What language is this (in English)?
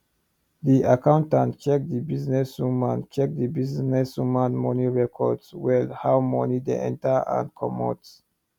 Nigerian Pidgin